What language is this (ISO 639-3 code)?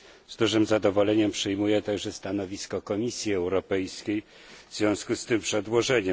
pol